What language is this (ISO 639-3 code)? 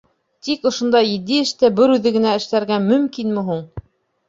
bak